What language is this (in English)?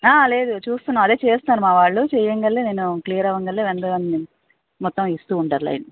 Telugu